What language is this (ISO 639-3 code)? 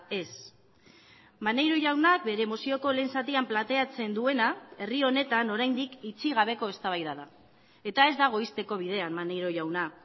eus